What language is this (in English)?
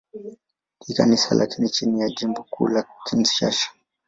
Swahili